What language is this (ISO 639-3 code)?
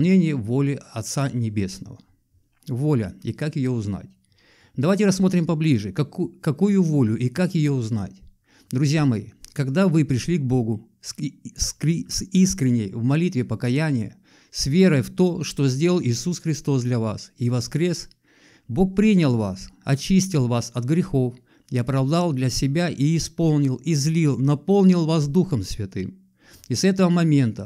rus